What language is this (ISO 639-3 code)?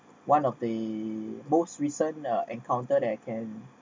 eng